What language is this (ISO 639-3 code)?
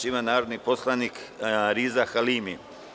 srp